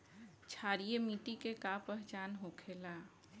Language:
Bhojpuri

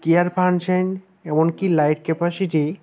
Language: Bangla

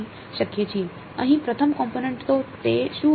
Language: Gujarati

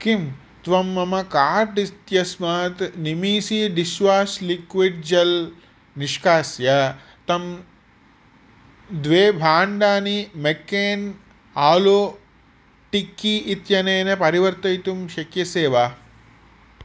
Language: Sanskrit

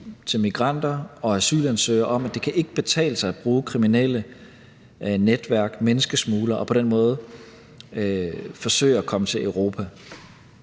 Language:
Danish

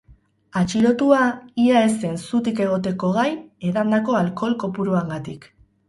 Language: Basque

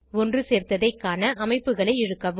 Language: Tamil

